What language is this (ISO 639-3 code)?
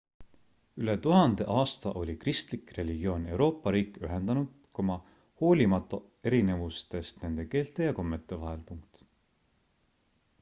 est